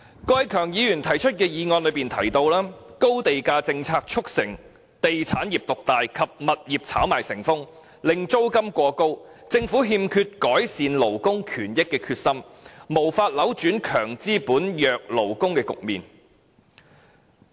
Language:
Cantonese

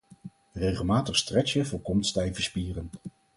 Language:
Dutch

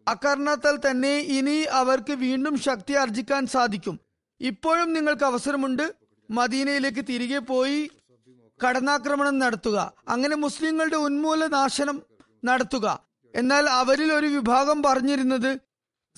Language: Malayalam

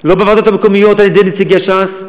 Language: Hebrew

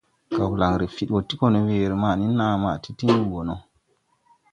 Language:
Tupuri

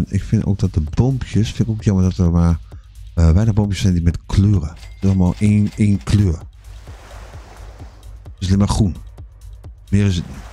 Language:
Dutch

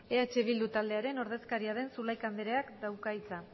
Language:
Basque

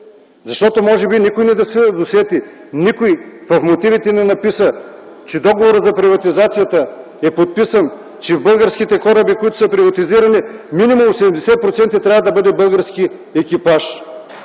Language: Bulgarian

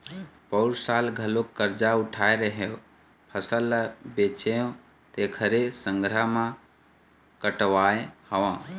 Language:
Chhattisgarhi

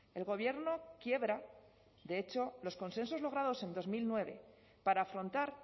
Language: Spanish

